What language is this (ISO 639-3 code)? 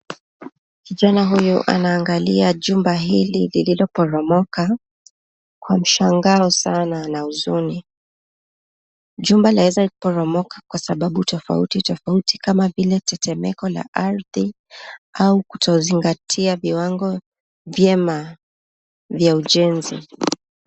swa